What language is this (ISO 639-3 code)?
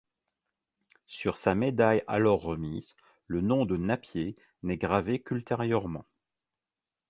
fra